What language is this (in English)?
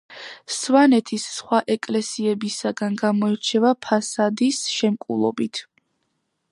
Georgian